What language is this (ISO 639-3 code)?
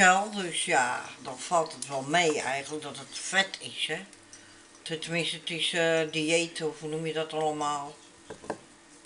nld